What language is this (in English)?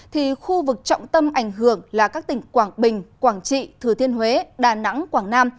Vietnamese